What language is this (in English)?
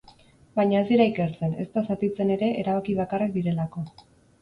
Basque